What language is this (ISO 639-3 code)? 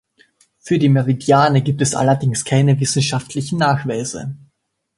deu